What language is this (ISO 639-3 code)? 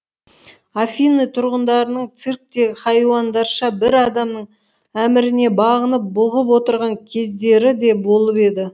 kaz